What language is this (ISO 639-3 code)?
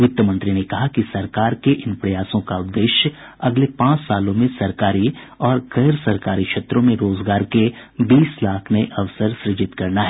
hin